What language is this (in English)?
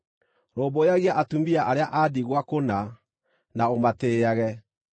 Kikuyu